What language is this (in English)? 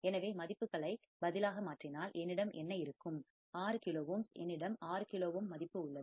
Tamil